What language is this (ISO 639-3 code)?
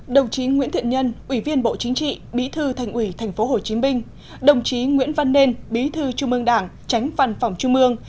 vie